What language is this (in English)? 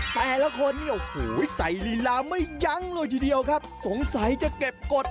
Thai